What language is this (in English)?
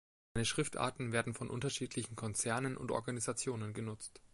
German